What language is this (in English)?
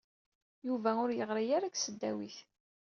Kabyle